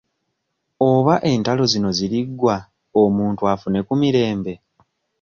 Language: Ganda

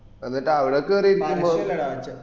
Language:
Malayalam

